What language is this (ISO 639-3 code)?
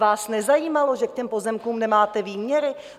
ces